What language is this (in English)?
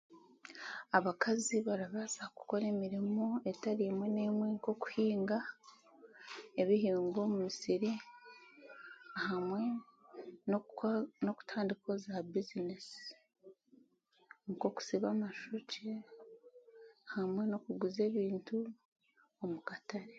Chiga